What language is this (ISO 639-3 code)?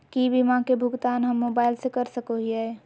mag